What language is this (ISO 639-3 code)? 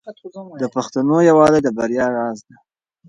pus